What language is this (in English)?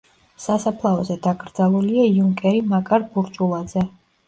Georgian